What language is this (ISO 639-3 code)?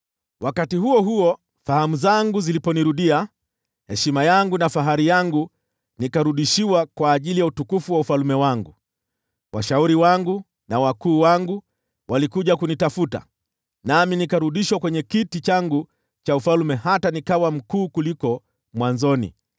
swa